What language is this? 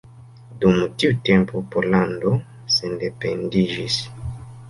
Esperanto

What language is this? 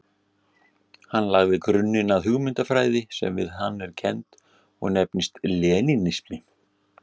Icelandic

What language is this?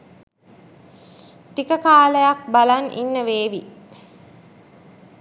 Sinhala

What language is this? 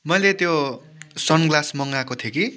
Nepali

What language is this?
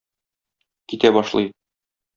Tatar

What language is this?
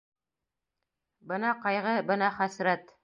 Bashkir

